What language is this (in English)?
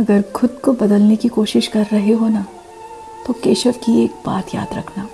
Hindi